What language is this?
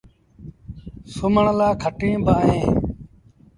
Sindhi Bhil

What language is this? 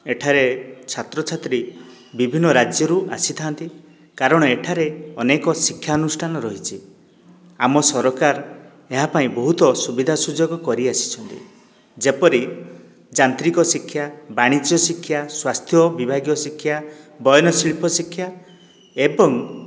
Odia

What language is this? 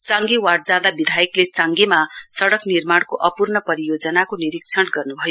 Nepali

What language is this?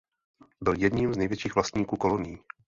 Czech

